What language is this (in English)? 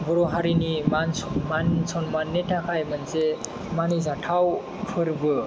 Bodo